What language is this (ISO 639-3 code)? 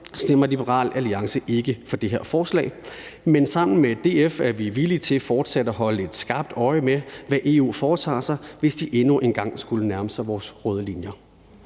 dan